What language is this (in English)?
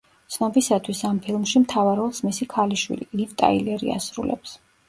Georgian